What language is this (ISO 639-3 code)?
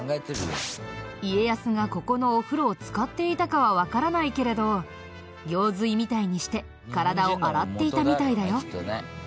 jpn